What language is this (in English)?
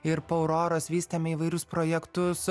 Lithuanian